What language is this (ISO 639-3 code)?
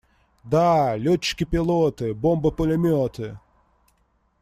rus